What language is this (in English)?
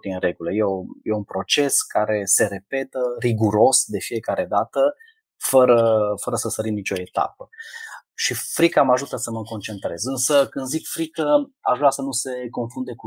Romanian